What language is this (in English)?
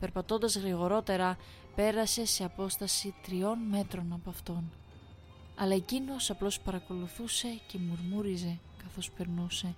Greek